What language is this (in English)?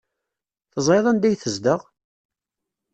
Kabyle